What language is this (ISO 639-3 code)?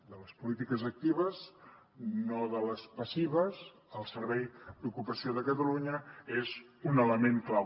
cat